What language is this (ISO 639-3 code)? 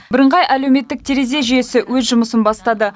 kaz